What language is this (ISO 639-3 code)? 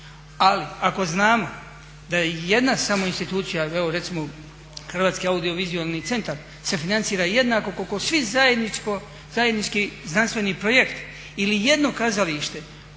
hrv